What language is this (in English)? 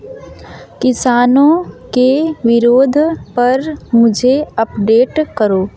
Hindi